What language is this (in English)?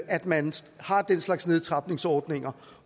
Danish